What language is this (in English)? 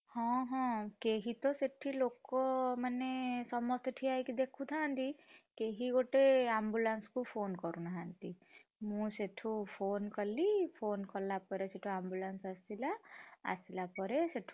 Odia